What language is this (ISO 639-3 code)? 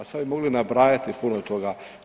hrv